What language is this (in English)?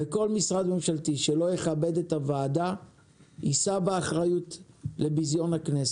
Hebrew